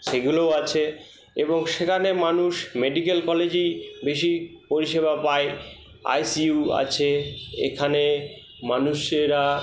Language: Bangla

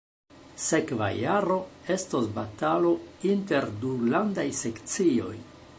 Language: Esperanto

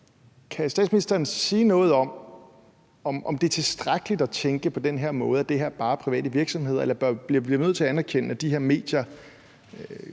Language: Danish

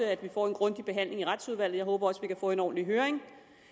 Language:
Danish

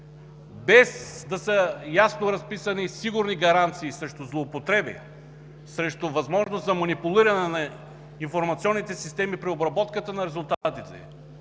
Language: Bulgarian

